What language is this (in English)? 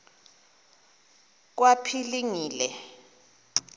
Xhosa